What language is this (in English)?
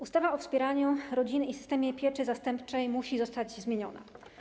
Polish